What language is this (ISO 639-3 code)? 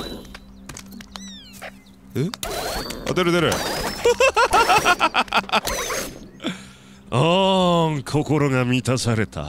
jpn